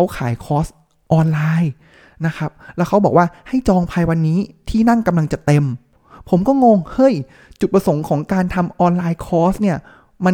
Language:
Thai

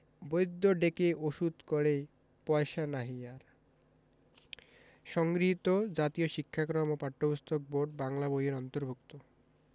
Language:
Bangla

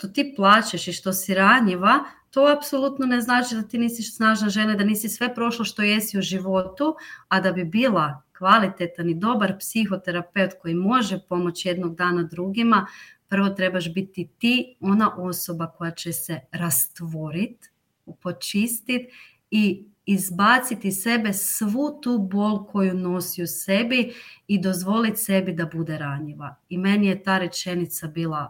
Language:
Croatian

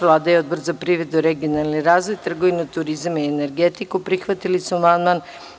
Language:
Serbian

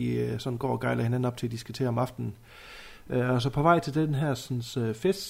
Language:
Danish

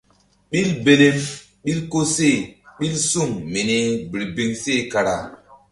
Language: Mbum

